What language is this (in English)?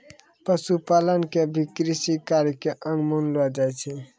Maithili